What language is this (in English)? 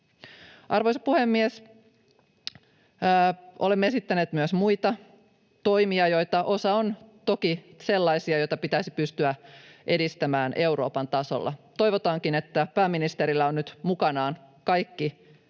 Finnish